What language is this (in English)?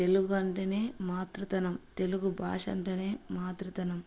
Telugu